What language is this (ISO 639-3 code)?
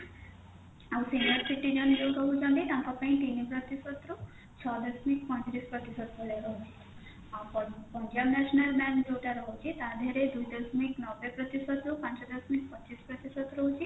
ori